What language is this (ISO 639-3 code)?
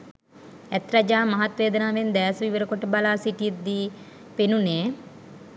sin